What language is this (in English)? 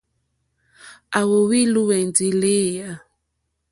Mokpwe